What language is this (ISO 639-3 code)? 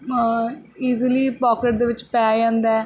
pan